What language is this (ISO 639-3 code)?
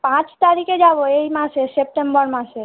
ben